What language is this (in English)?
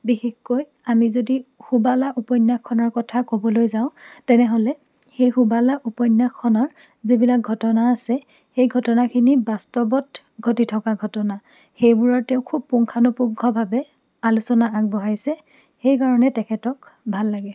Assamese